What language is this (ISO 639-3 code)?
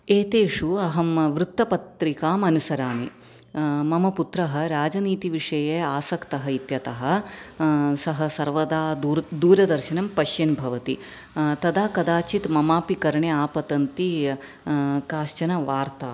san